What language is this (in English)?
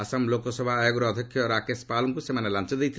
Odia